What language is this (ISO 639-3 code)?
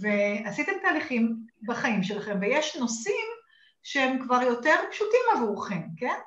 heb